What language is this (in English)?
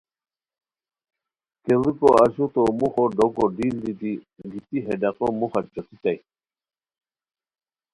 Khowar